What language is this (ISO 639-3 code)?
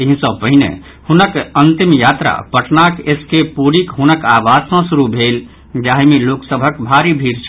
mai